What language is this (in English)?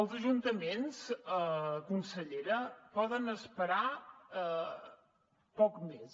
Catalan